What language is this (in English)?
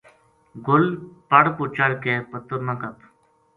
Gujari